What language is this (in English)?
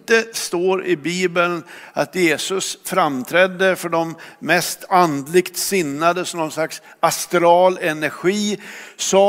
Swedish